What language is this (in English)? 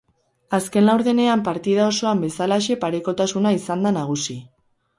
Basque